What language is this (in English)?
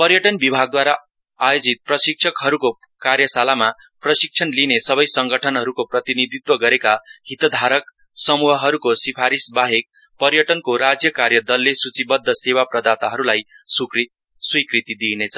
Nepali